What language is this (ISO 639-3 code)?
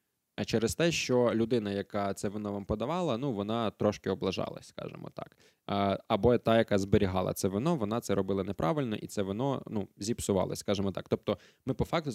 ukr